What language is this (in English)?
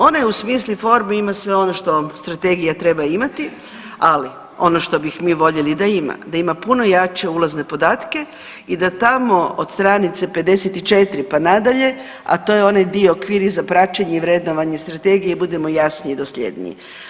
Croatian